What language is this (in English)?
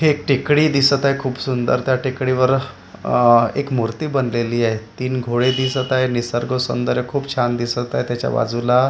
Marathi